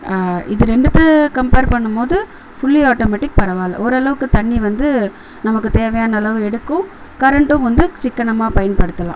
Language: Tamil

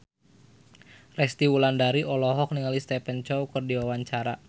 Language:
Sundanese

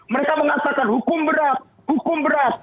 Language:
Indonesian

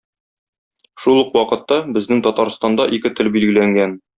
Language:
Tatar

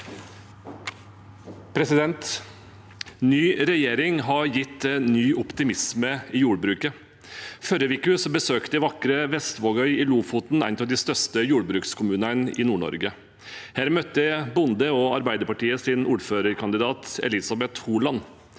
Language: Norwegian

